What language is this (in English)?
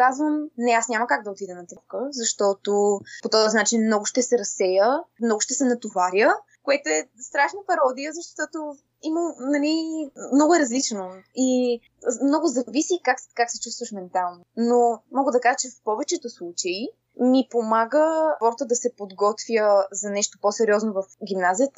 Bulgarian